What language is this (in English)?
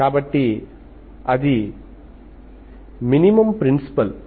Telugu